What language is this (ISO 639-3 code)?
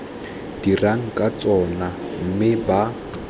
tsn